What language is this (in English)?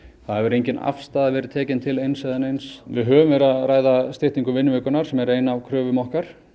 Icelandic